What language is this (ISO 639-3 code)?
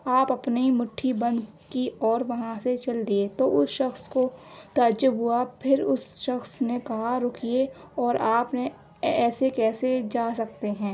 urd